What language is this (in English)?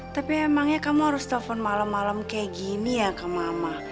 Indonesian